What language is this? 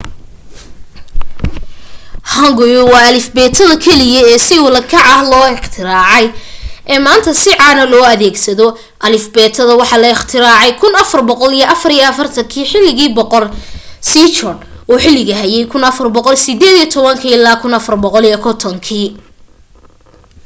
Somali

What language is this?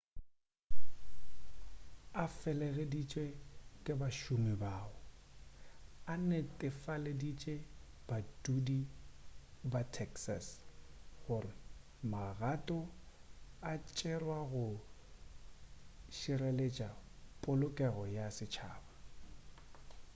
Northern Sotho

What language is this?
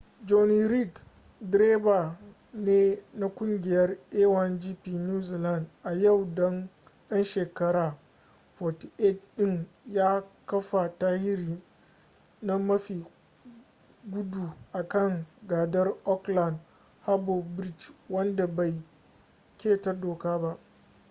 Hausa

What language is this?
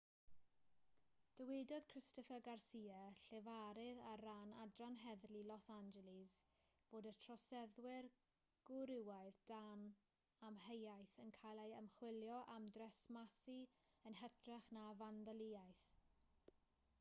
Welsh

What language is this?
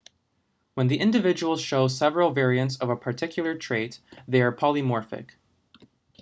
English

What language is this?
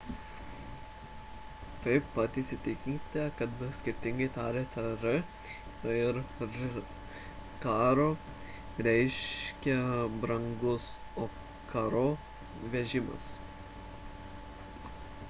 Lithuanian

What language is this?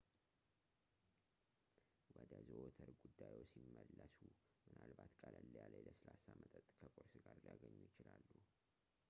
Amharic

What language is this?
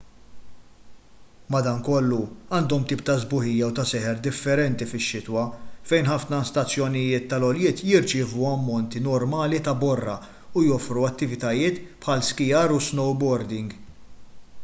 Maltese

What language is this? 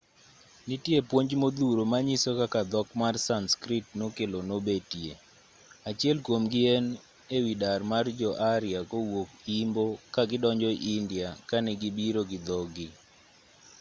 Luo (Kenya and Tanzania)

